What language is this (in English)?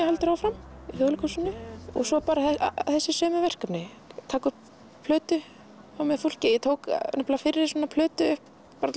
Icelandic